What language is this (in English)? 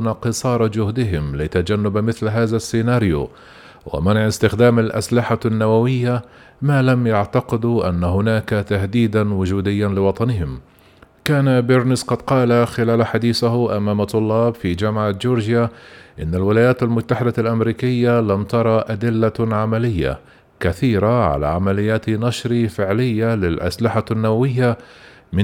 Arabic